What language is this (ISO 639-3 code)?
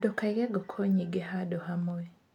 kik